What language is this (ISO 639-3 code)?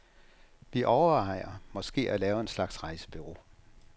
dan